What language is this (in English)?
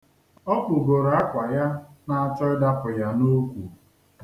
Igbo